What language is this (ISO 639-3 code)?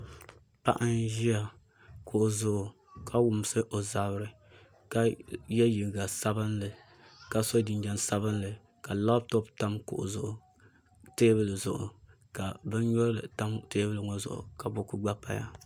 dag